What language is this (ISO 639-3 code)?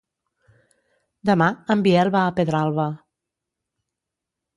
cat